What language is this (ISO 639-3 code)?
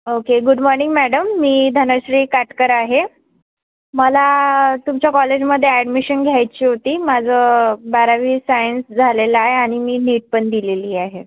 mar